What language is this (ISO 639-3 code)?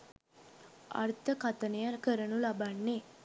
sin